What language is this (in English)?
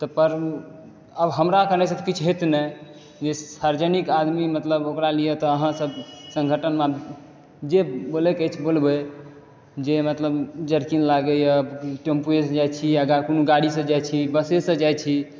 Maithili